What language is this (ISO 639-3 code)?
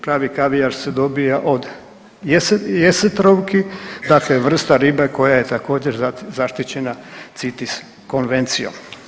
hrv